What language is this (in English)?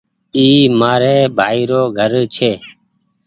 Goaria